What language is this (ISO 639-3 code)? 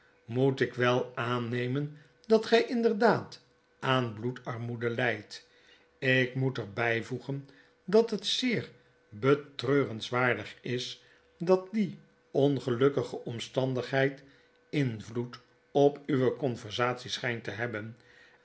nld